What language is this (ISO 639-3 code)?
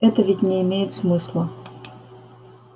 rus